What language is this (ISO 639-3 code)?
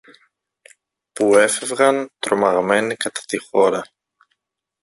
ell